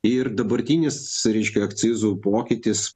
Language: Lithuanian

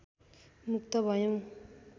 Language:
Nepali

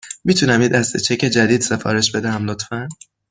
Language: Persian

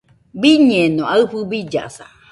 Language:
Nüpode Huitoto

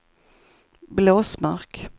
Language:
Swedish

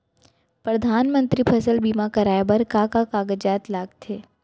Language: Chhattisgarhi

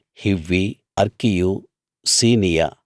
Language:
Telugu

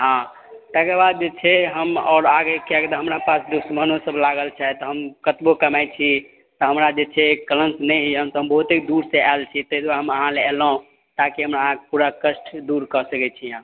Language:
Maithili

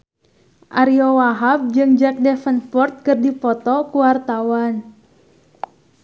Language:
Sundanese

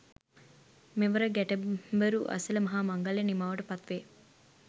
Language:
Sinhala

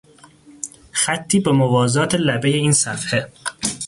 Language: Persian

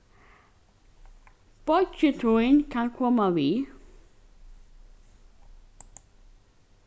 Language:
Faroese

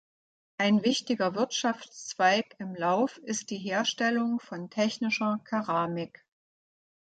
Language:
German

